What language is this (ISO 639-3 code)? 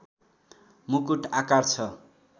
nep